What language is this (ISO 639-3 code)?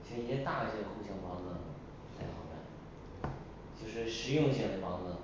zho